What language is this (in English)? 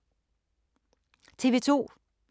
Danish